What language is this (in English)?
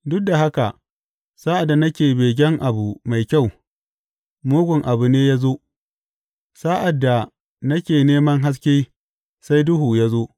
Hausa